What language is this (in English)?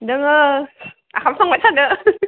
Bodo